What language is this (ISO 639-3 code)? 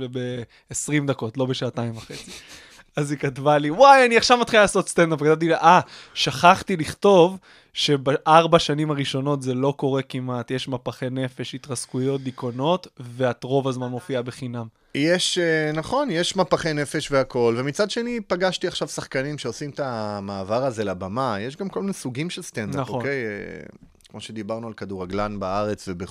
heb